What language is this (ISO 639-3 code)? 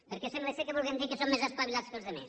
cat